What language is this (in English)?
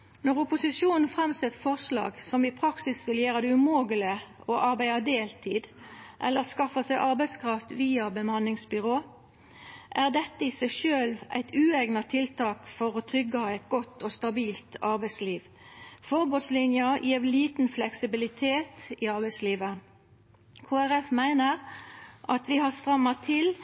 Norwegian Nynorsk